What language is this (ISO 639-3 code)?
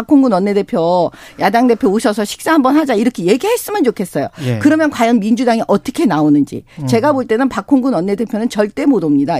kor